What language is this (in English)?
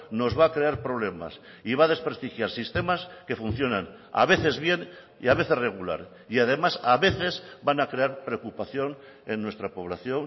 Spanish